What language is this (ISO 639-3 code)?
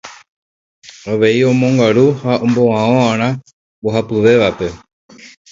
grn